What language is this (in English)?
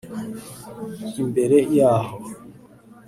Kinyarwanda